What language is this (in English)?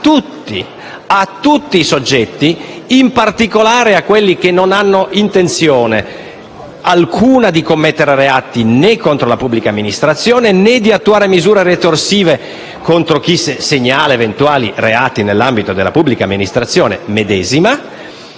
Italian